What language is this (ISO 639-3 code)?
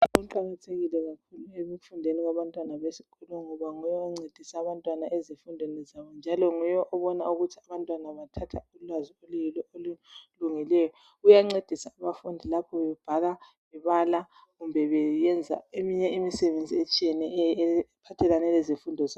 nde